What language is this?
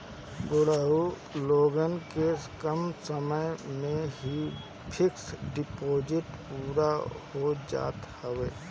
Bhojpuri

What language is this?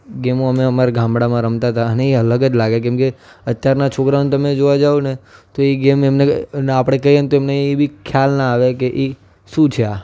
Gujarati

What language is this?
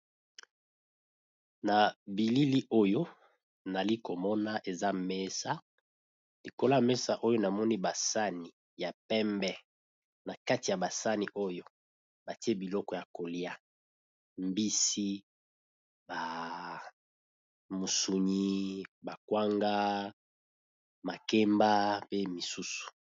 Lingala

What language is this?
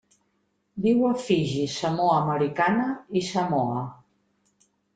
Catalan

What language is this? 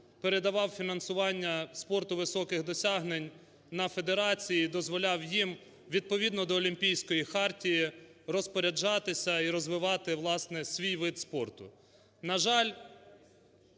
Ukrainian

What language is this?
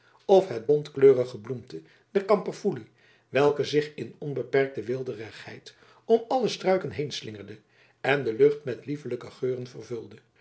Dutch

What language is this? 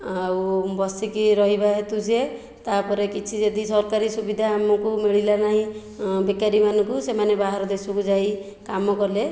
Odia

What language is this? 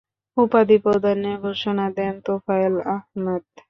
Bangla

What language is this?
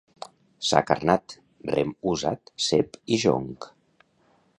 Catalan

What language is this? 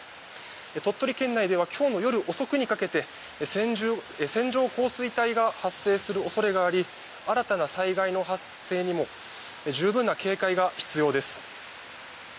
Japanese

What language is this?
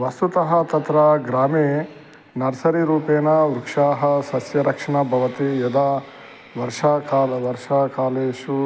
Sanskrit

